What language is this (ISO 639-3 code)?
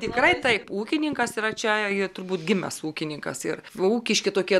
lit